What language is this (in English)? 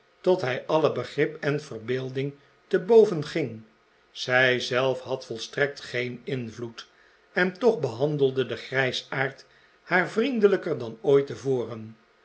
Dutch